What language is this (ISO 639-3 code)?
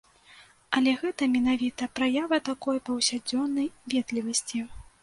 bel